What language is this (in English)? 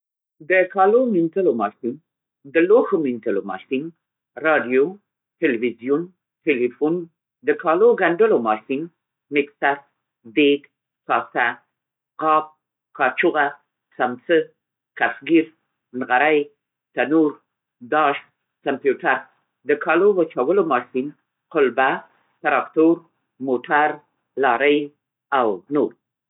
Central Pashto